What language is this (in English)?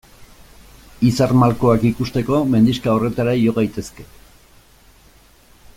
Basque